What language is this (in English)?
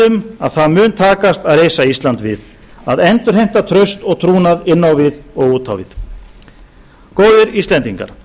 Icelandic